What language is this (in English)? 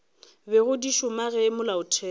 Northern Sotho